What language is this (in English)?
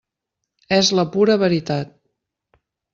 Catalan